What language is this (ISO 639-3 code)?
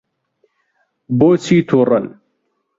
ckb